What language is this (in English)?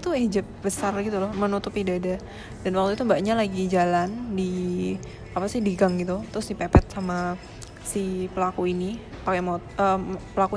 Indonesian